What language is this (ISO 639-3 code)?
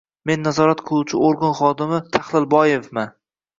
uzb